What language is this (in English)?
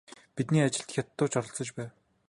Mongolian